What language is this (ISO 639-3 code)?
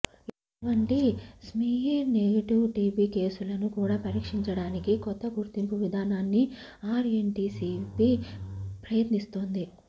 tel